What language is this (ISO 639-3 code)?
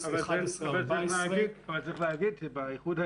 heb